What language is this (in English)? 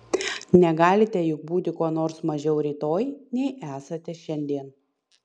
Lithuanian